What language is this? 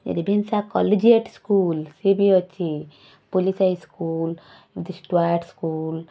Odia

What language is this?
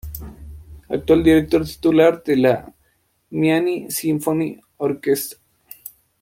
Spanish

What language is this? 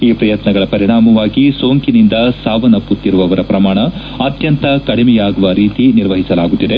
Kannada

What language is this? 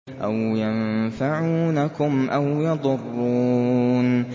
Arabic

